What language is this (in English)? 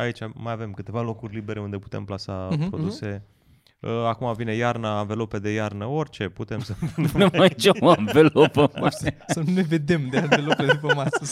Romanian